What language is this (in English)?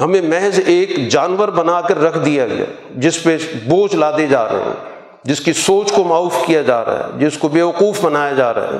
Urdu